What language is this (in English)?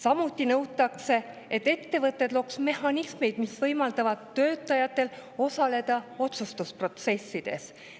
Estonian